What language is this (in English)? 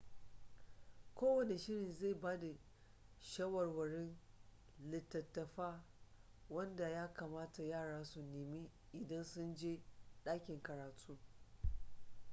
Hausa